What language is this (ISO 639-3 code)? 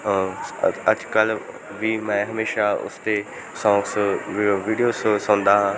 pan